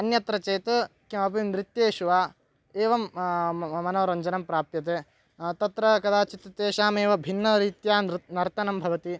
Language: Sanskrit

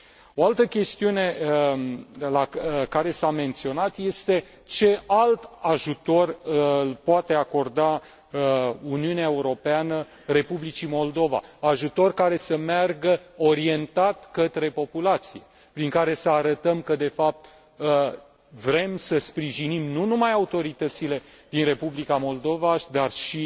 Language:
Romanian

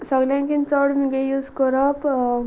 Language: Konkani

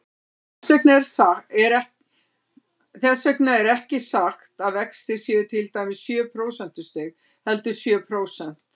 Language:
Icelandic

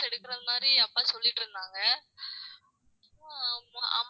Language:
Tamil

